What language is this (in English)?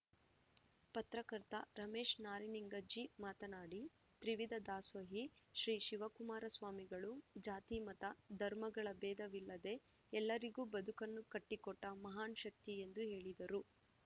Kannada